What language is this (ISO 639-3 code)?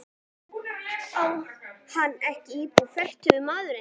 isl